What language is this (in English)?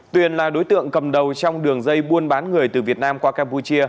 Vietnamese